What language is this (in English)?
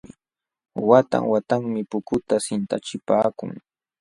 Jauja Wanca Quechua